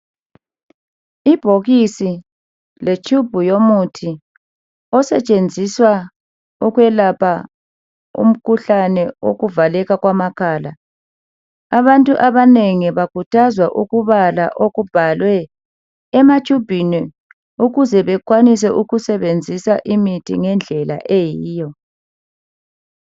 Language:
North Ndebele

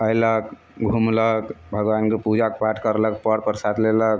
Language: Maithili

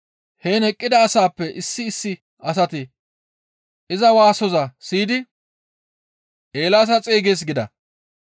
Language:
Gamo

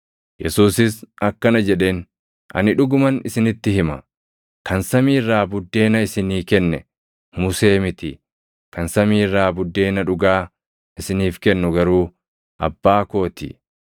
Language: Oromo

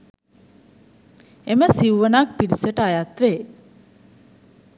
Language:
Sinhala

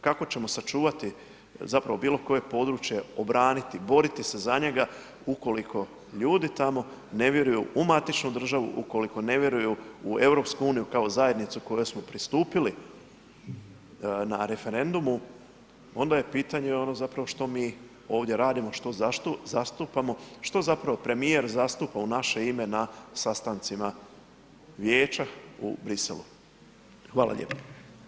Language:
Croatian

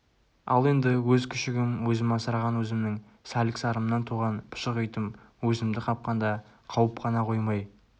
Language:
Kazakh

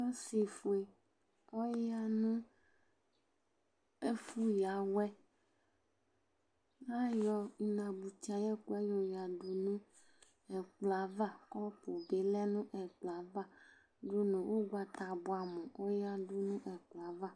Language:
Ikposo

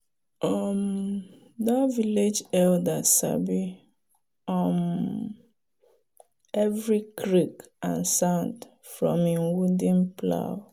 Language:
Nigerian Pidgin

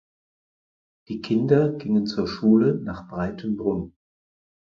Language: German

